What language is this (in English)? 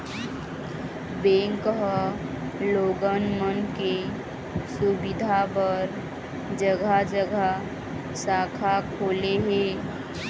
Chhattisgarhi